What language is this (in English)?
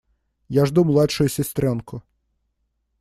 Russian